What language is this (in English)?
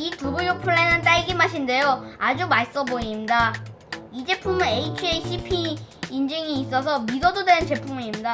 Korean